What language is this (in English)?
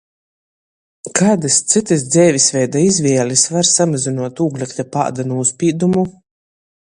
Latgalian